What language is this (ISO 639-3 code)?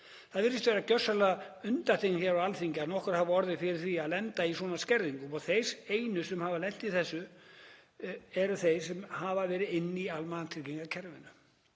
isl